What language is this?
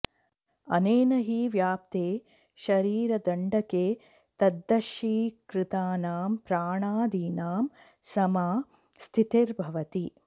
Sanskrit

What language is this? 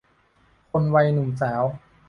Thai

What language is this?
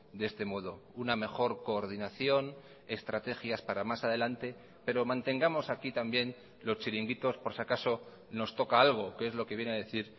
Spanish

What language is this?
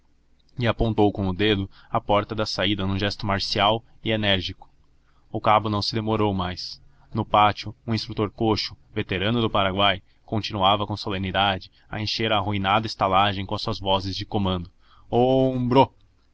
Portuguese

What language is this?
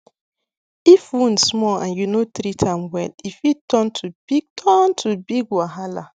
Nigerian Pidgin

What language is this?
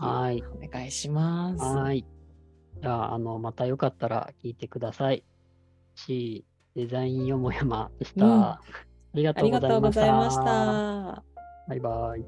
Japanese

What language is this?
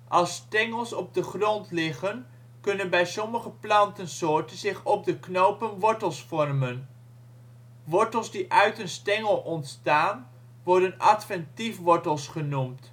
Dutch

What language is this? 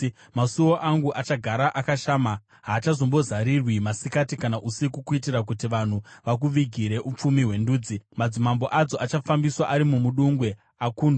Shona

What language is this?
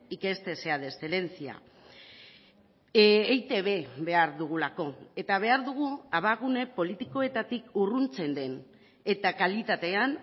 Basque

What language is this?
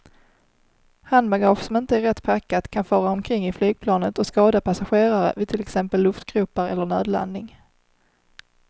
Swedish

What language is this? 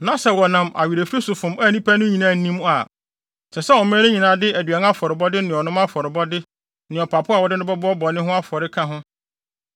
Akan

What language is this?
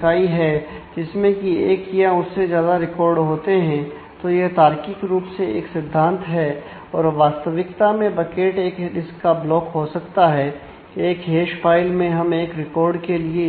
Hindi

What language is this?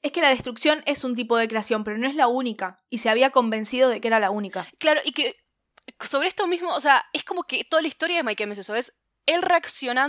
Spanish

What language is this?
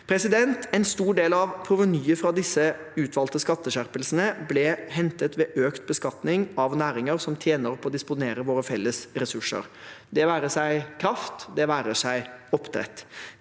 Norwegian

